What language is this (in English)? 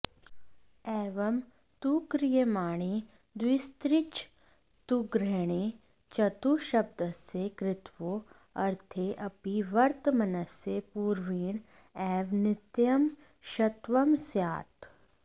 Sanskrit